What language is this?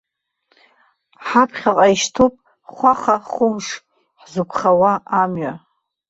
Abkhazian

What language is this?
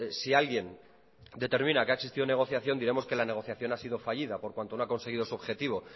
Spanish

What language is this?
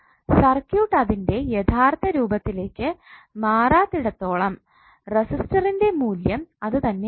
Malayalam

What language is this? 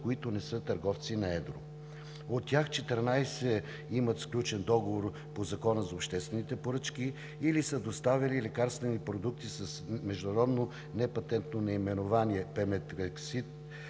Bulgarian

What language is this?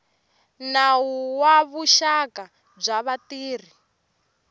Tsonga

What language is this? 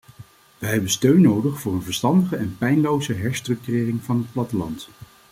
Dutch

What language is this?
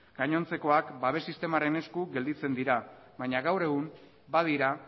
Basque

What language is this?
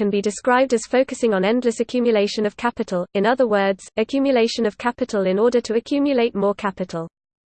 English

